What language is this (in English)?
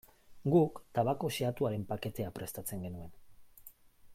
Basque